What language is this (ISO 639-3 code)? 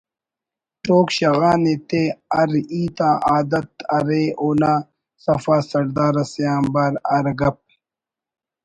brh